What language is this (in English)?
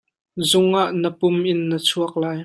Hakha Chin